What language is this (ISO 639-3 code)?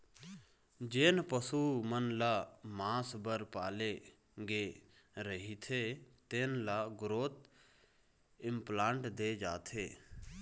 hne